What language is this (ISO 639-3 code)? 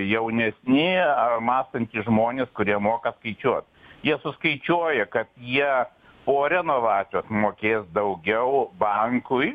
lit